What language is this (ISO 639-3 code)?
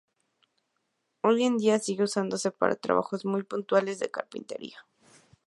spa